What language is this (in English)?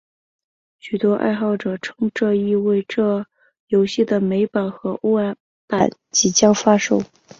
Chinese